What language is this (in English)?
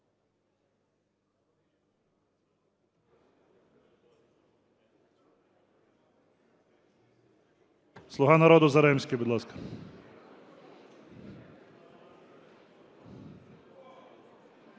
Ukrainian